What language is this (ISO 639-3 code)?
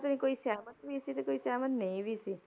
pan